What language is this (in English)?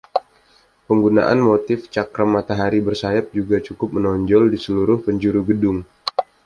Indonesian